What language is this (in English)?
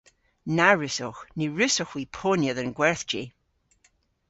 Cornish